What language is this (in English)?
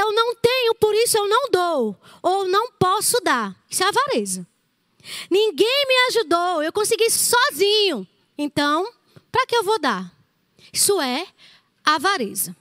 Portuguese